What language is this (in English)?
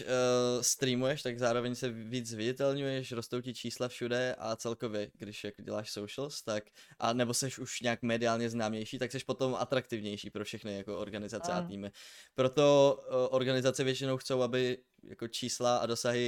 Czech